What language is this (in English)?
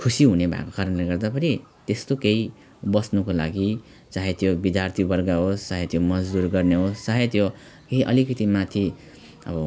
Nepali